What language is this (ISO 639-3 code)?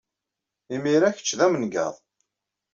kab